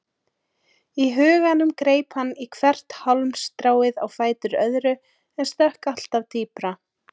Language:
Icelandic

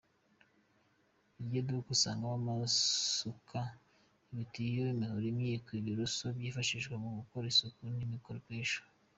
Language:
Kinyarwanda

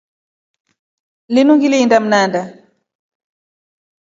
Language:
Rombo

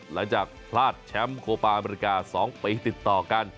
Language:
Thai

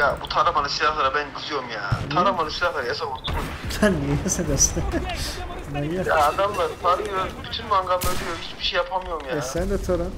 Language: Turkish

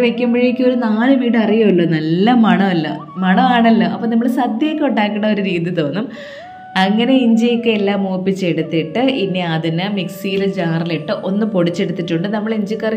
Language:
Malayalam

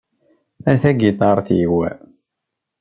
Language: Kabyle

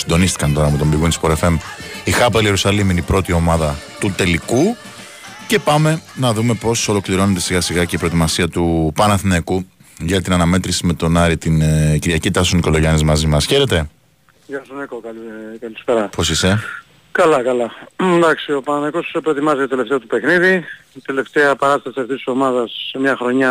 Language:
Greek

